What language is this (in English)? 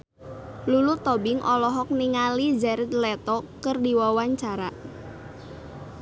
Sundanese